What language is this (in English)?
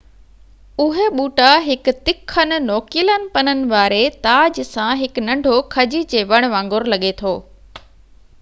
Sindhi